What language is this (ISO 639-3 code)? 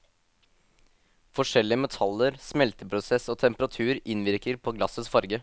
nor